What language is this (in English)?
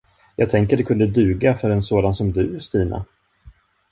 Swedish